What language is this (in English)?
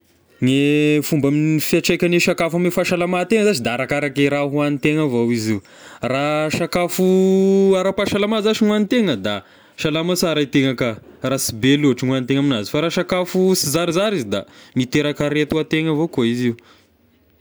Tesaka Malagasy